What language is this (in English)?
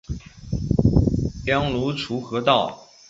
Chinese